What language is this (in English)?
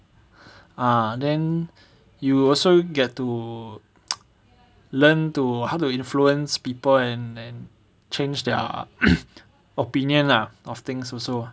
English